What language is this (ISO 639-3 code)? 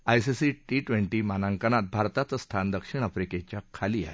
mar